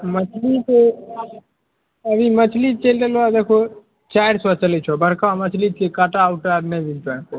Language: Maithili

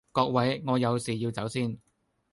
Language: Cantonese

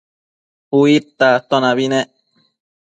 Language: Matsés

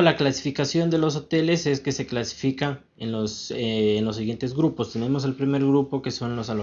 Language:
Spanish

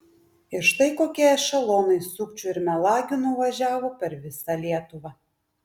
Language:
Lithuanian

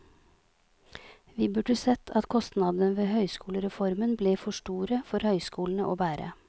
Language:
Norwegian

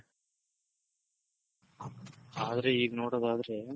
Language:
Kannada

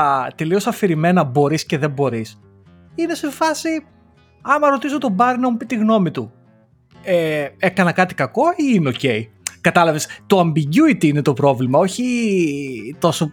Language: Greek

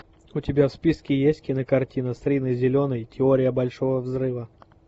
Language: Russian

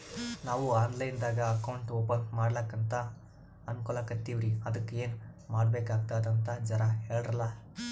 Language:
Kannada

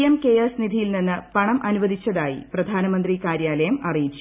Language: Malayalam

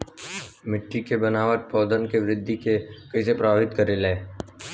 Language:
Bhojpuri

